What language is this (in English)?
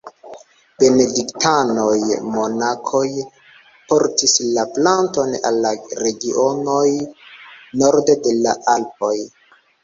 Esperanto